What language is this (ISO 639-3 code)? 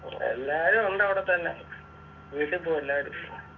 mal